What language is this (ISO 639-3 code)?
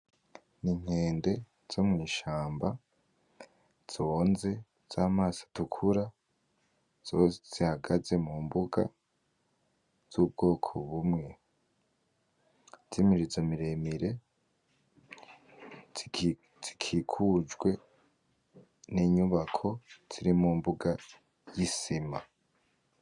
run